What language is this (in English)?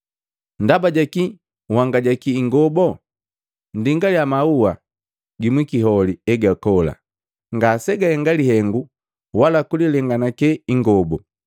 Matengo